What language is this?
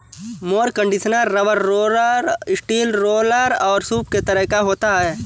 Hindi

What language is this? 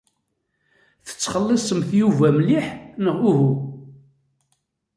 Kabyle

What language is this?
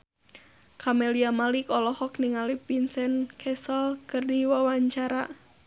Sundanese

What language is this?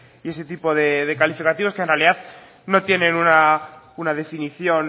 Spanish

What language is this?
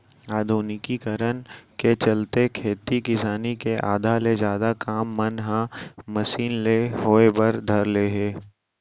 Chhattisgarhi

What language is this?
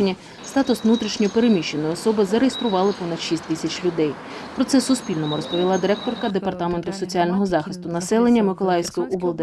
Ukrainian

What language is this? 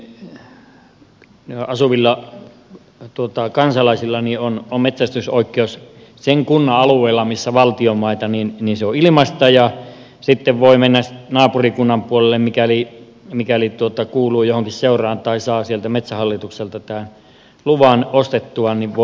Finnish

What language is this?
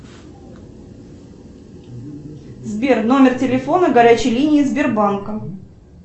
Russian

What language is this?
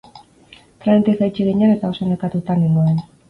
Basque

